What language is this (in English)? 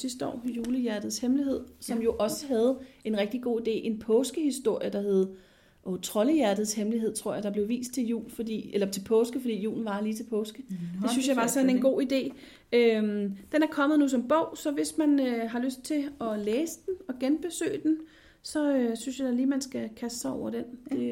Danish